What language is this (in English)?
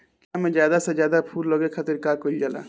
Bhojpuri